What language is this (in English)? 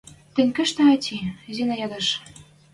Western Mari